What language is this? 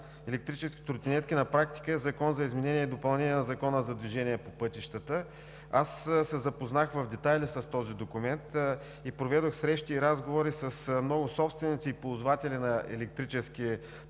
Bulgarian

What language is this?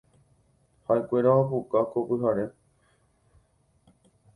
Guarani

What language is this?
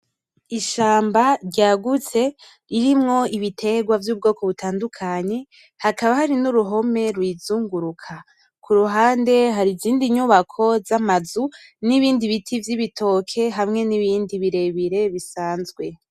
Rundi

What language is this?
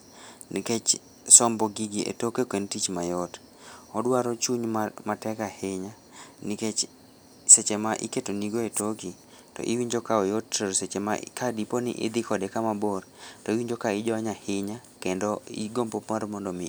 Luo (Kenya and Tanzania)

